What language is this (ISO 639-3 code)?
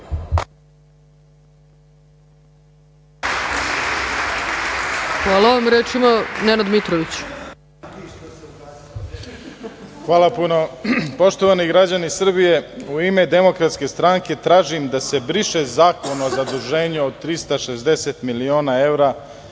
srp